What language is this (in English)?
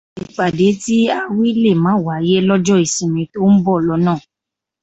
Yoruba